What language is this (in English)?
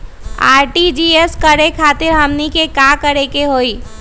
Magahi